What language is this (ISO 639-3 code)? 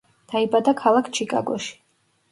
kat